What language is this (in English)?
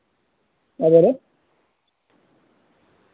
Urdu